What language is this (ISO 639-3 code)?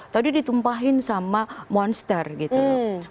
ind